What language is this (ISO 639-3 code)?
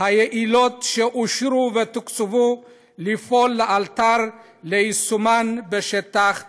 heb